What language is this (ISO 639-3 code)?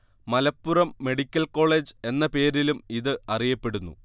mal